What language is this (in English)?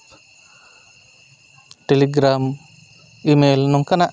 Santali